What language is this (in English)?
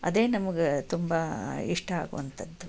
Kannada